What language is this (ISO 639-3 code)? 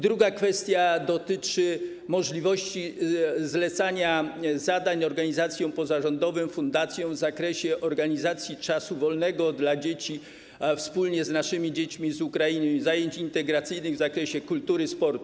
pol